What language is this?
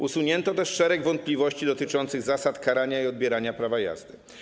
Polish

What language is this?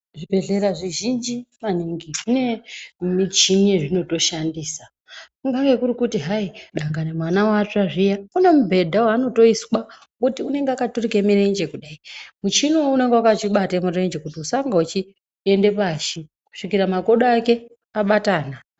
Ndau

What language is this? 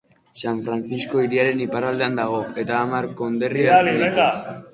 Basque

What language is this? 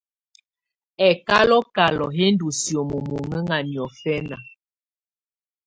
Tunen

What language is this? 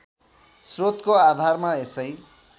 Nepali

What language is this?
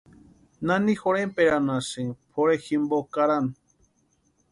Western Highland Purepecha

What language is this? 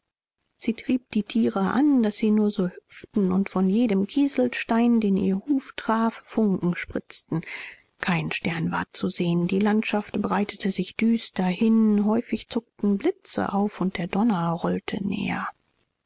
German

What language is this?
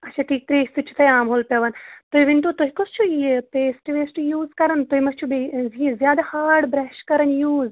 Kashmiri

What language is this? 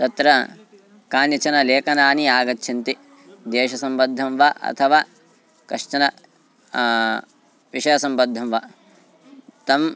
Sanskrit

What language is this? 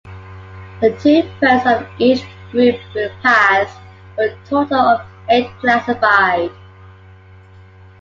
English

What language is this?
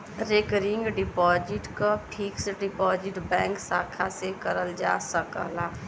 Bhojpuri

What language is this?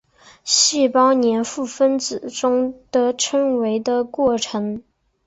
Chinese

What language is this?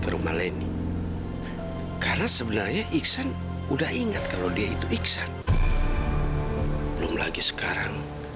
Indonesian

